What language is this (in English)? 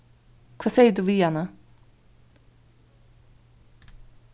Faroese